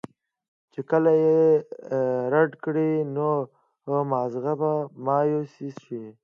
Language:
Pashto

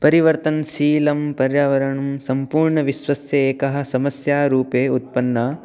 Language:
Sanskrit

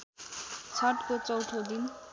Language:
Nepali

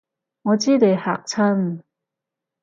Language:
Cantonese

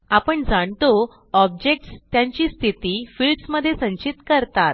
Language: Marathi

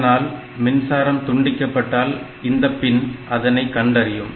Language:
Tamil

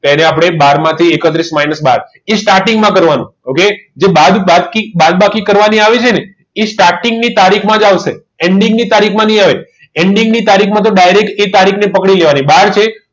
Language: Gujarati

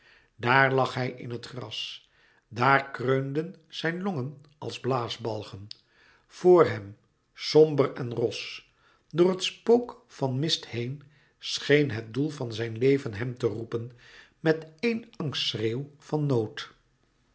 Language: Dutch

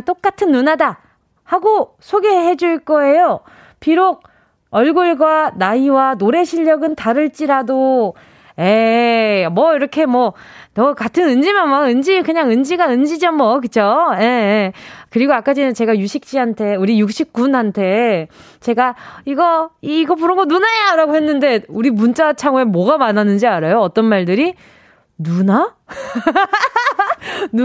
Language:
Korean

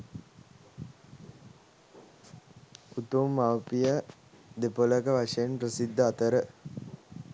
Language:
Sinhala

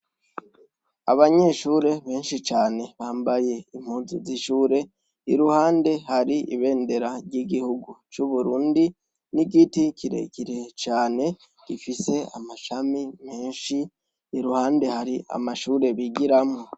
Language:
Rundi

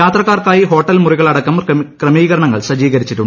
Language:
Malayalam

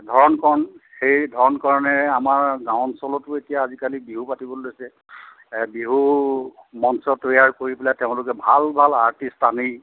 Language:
Assamese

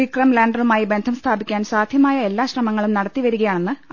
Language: Malayalam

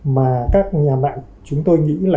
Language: Vietnamese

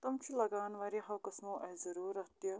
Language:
Kashmiri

